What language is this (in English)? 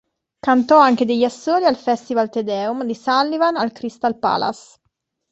Italian